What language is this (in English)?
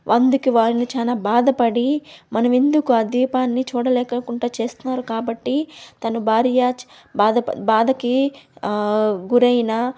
Telugu